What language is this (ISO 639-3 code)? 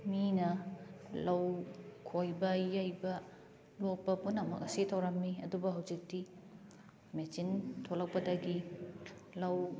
mni